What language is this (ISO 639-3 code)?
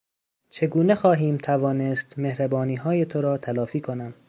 fas